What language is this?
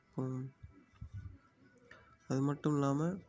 Tamil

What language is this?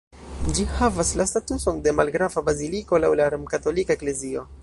Esperanto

